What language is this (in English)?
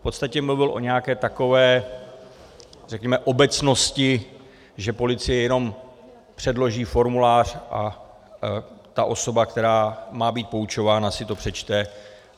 Czech